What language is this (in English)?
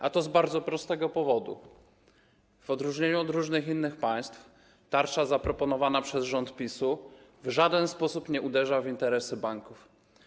Polish